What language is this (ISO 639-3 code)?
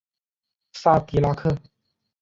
zho